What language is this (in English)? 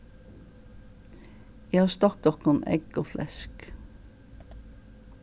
Faroese